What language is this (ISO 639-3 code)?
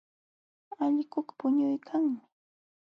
qxw